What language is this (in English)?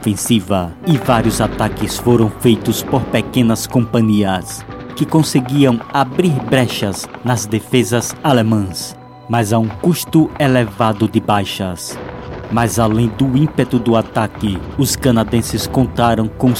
Portuguese